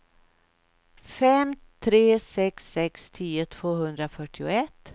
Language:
Swedish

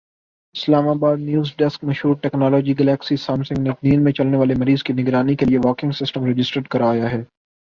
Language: Urdu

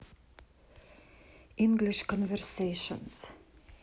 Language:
Russian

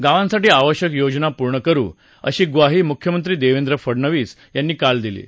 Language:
Marathi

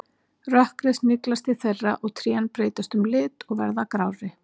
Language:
Icelandic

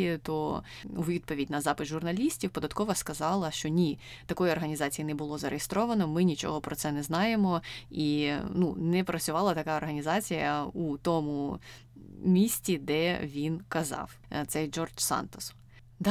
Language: Ukrainian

